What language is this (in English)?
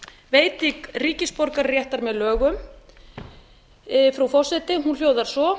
Icelandic